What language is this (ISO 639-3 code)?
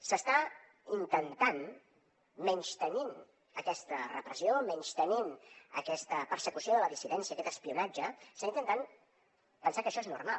cat